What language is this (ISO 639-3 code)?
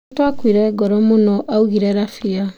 kik